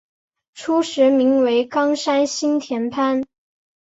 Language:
Chinese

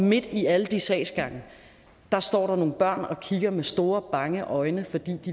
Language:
Danish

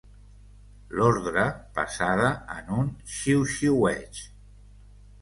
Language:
Catalan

